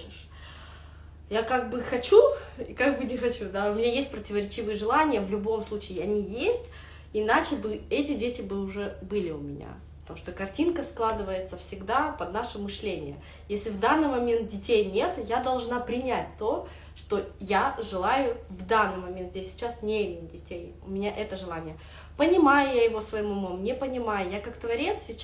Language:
Russian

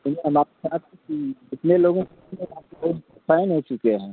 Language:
Hindi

